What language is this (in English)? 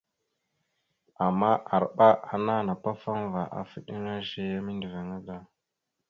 Mada (Cameroon)